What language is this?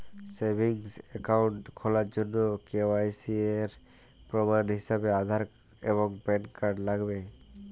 Bangla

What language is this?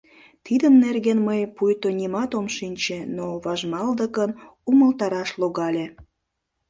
Mari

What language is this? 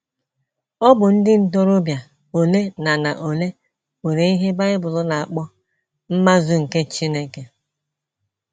Igbo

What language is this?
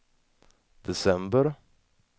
Swedish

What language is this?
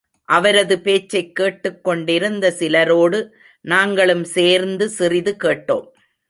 Tamil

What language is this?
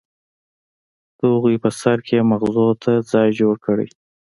Pashto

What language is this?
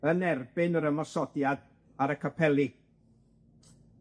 Welsh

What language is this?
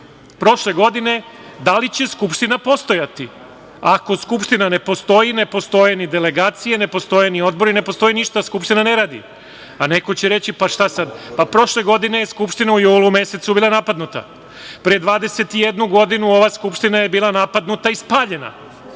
Serbian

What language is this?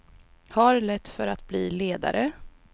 Swedish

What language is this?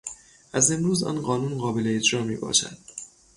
Persian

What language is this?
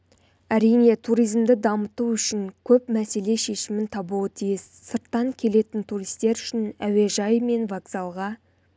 Kazakh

